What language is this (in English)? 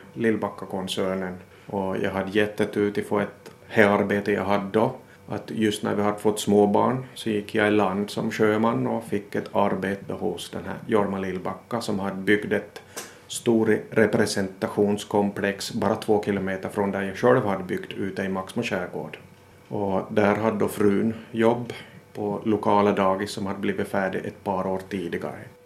Swedish